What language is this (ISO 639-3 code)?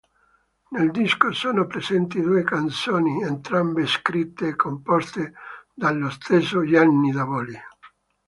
ita